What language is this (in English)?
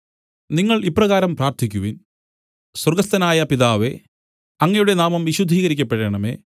Malayalam